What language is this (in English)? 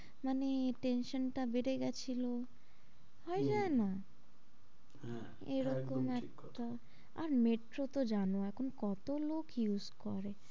Bangla